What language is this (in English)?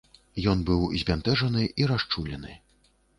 Belarusian